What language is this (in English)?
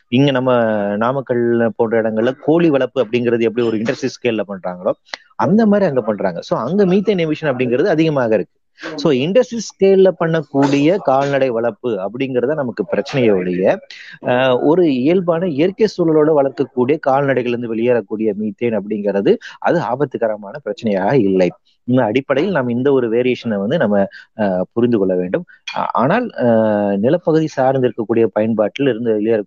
Tamil